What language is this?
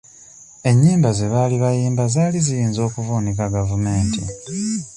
Ganda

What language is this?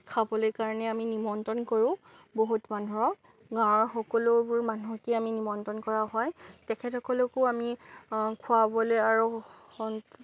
Assamese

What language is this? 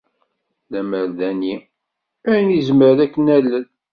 Kabyle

